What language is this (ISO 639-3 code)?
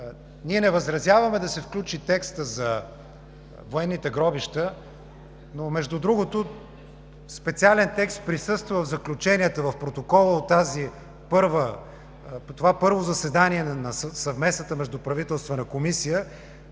bul